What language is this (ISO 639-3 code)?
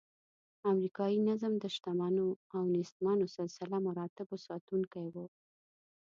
pus